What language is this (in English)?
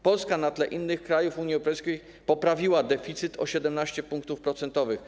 Polish